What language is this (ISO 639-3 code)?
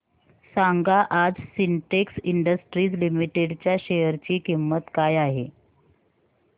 mar